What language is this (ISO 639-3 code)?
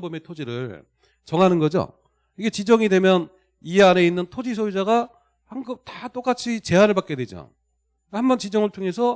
kor